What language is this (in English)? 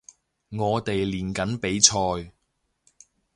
Cantonese